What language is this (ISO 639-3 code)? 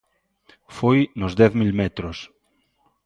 glg